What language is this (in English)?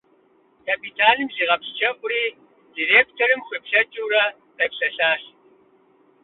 Kabardian